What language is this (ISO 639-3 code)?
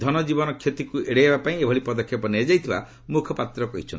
ori